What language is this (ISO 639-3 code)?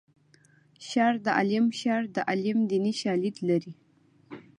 pus